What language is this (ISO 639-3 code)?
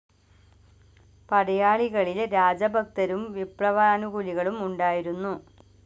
mal